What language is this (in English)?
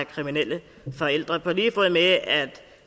Danish